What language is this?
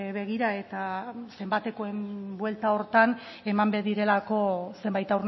Basque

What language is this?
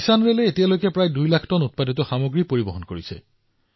Assamese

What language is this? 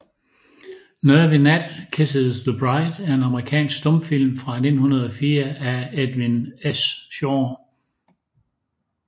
Danish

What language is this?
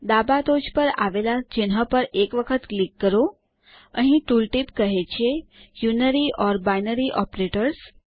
Gujarati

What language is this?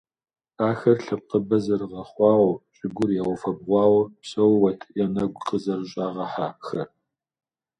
Kabardian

